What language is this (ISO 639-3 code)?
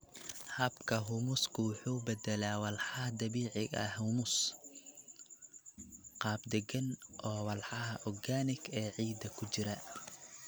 som